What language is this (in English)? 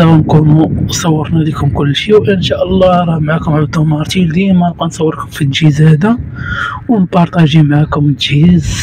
Arabic